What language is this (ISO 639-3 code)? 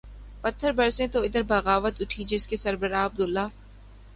urd